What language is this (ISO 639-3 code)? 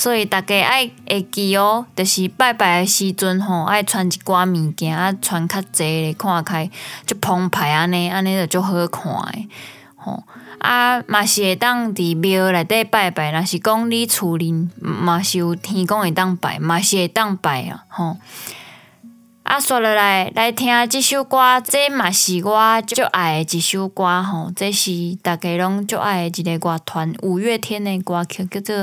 zho